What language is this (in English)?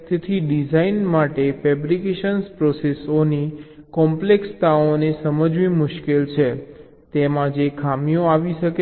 Gujarati